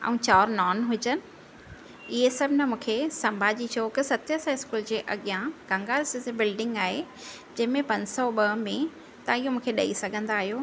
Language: Sindhi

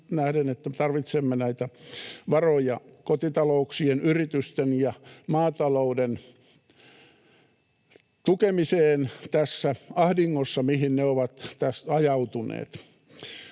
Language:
Finnish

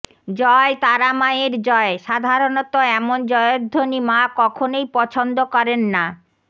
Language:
Bangla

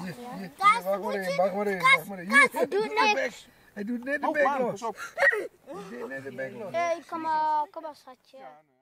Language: Dutch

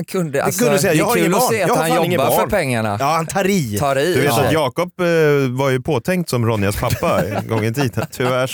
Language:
Swedish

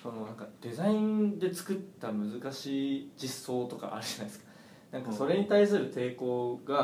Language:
Japanese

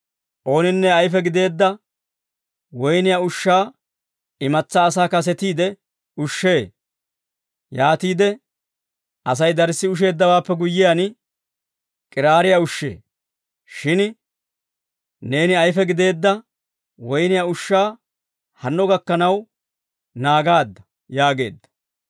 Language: Dawro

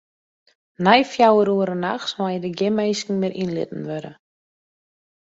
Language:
Western Frisian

